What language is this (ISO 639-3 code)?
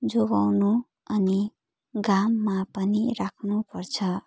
nep